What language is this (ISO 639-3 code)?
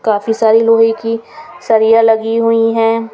hin